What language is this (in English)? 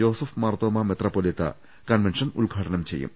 Malayalam